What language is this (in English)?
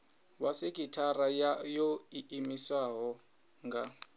Venda